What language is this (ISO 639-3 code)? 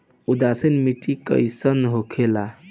bho